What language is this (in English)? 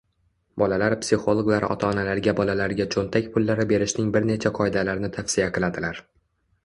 Uzbek